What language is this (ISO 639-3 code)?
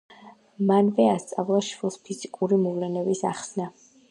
kat